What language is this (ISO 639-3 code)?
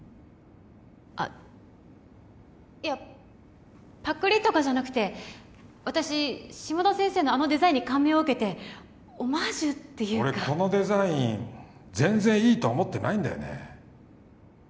jpn